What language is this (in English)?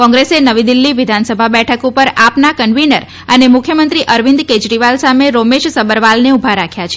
Gujarati